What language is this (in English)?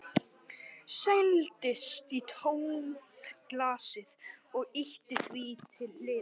Icelandic